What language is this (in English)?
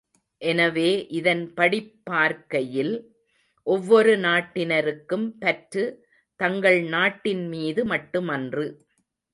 Tamil